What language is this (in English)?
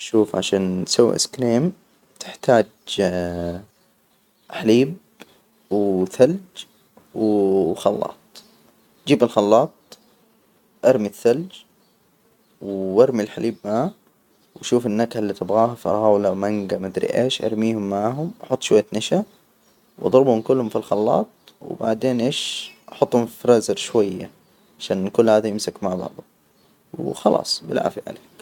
Hijazi Arabic